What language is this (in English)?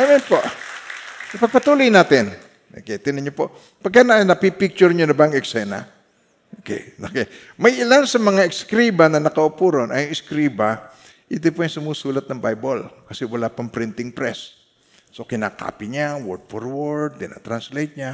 Filipino